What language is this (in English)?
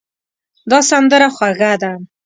Pashto